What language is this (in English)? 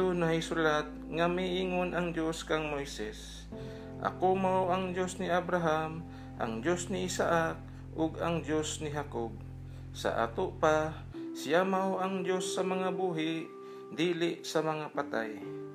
Filipino